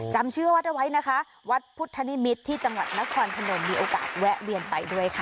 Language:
Thai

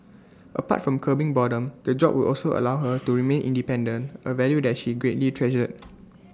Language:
English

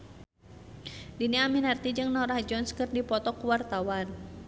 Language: Sundanese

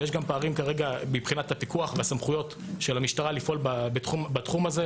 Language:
Hebrew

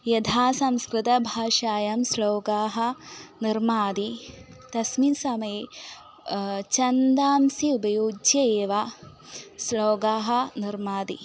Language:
Sanskrit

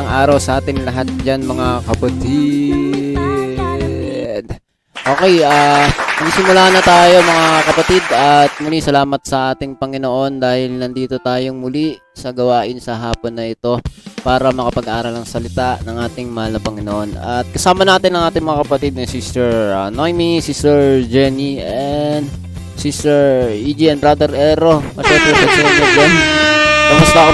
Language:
Filipino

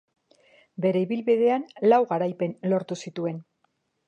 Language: Basque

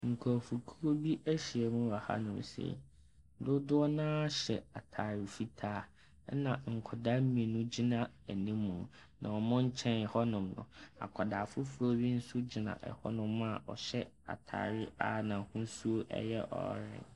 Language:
Akan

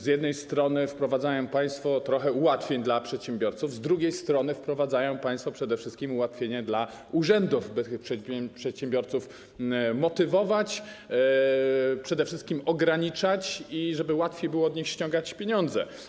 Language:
Polish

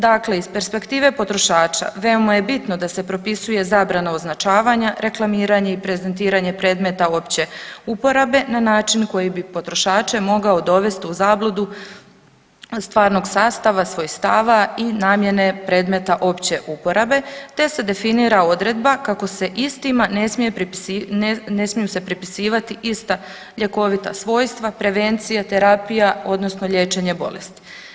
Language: Croatian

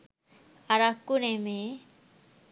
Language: Sinhala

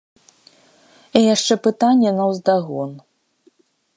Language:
Belarusian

